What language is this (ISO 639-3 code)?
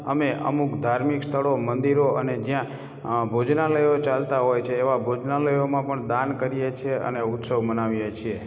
guj